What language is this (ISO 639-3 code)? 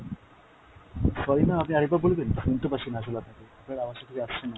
ben